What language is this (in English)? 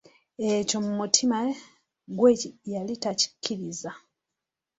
Ganda